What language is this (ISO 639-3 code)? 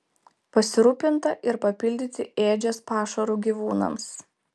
lit